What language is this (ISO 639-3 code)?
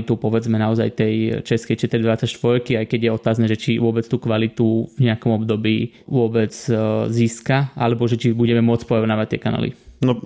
slk